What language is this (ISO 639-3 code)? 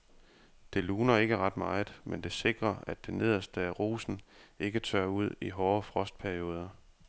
dan